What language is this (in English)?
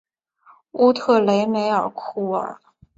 Chinese